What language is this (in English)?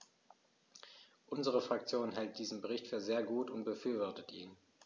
German